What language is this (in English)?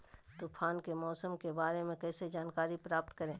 Magahi